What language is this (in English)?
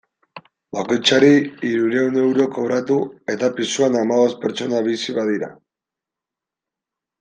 Basque